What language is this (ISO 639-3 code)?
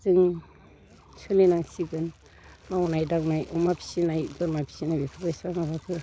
brx